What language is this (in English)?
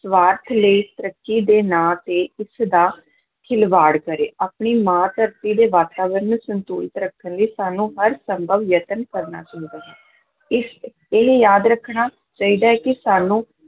Punjabi